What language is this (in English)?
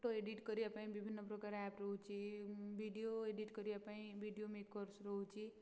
Odia